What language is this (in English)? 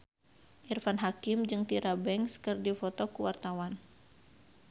Sundanese